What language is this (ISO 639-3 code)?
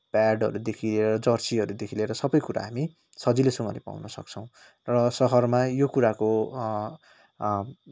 nep